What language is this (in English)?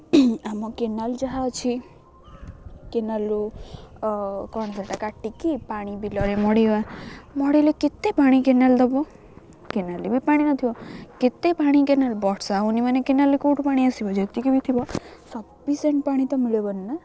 Odia